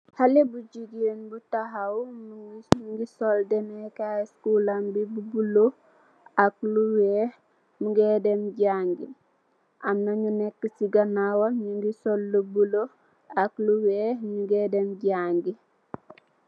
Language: Wolof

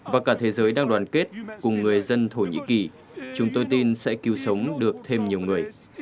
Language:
Vietnamese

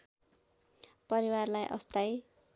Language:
Nepali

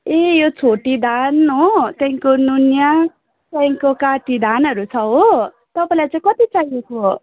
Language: Nepali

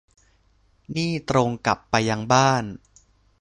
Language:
Thai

